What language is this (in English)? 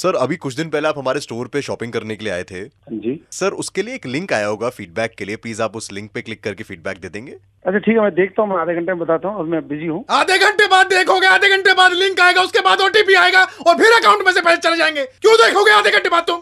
Hindi